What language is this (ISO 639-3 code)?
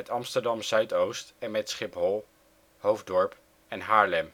nld